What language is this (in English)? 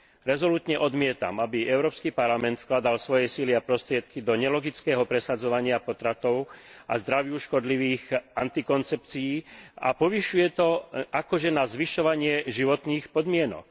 Slovak